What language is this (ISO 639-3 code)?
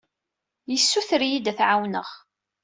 kab